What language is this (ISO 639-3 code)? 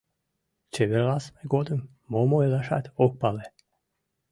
chm